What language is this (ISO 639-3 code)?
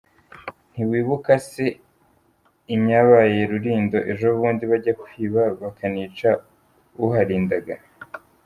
kin